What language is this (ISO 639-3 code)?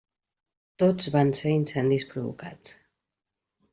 cat